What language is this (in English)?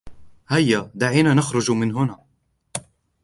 Arabic